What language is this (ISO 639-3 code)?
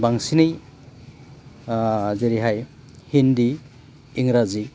brx